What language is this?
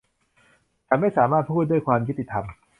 Thai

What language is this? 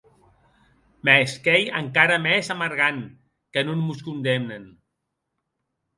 Occitan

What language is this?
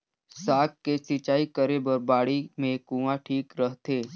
Chhattisgarhi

